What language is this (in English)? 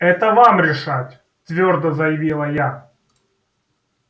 Russian